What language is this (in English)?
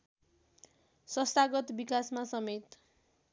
Nepali